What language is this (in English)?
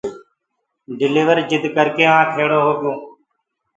Gurgula